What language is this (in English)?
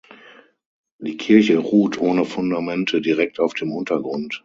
German